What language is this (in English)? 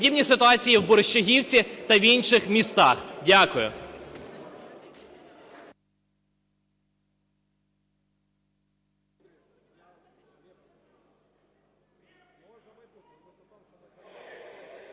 Ukrainian